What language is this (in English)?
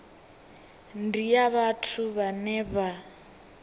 Venda